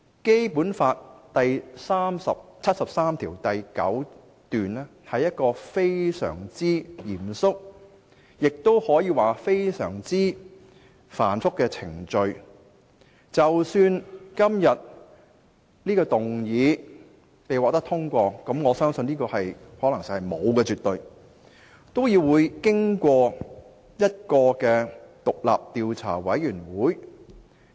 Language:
Cantonese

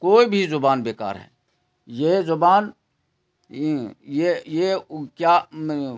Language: Urdu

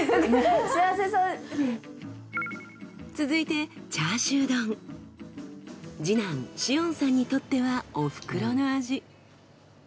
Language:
Japanese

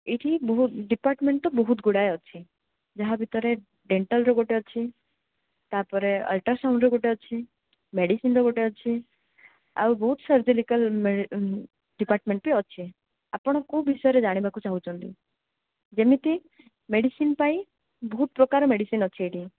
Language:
Odia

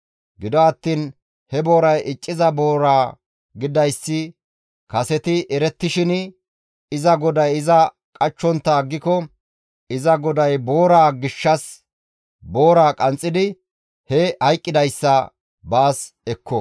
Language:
Gamo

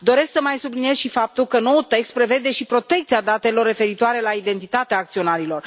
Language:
Romanian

